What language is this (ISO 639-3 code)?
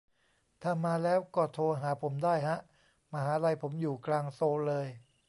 tha